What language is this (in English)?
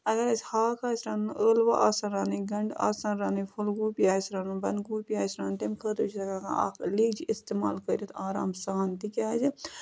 Kashmiri